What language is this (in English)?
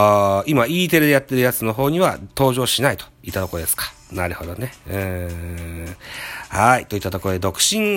Japanese